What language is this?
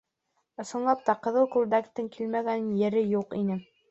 Bashkir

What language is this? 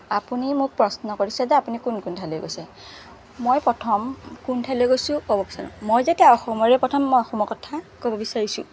Assamese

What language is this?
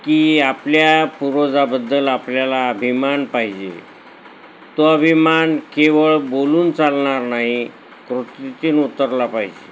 Marathi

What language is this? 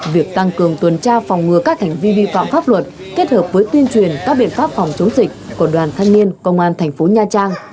Vietnamese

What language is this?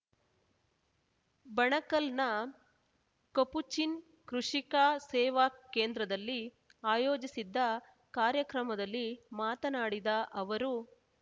Kannada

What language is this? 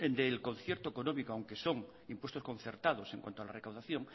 Spanish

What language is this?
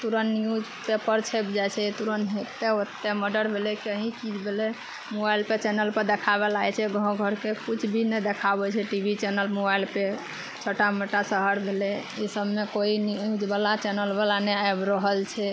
Maithili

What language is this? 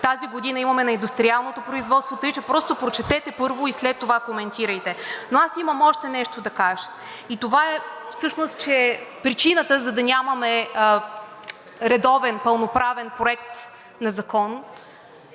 Bulgarian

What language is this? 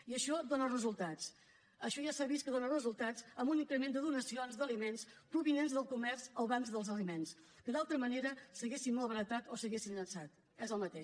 Catalan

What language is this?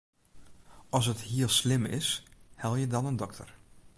Western Frisian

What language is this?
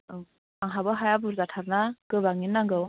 Bodo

